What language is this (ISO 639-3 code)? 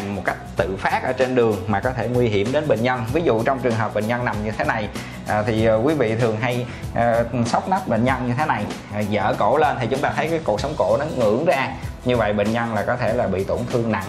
vie